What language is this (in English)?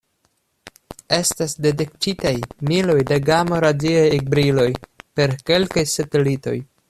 Esperanto